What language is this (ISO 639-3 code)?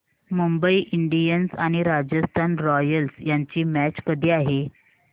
mar